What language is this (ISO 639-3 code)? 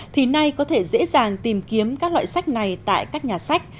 vie